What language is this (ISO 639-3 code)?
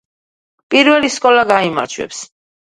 kat